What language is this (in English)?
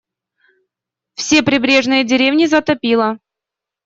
Russian